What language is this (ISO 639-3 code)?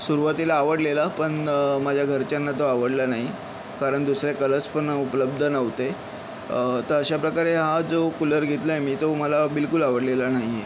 mar